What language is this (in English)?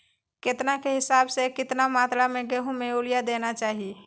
Magahi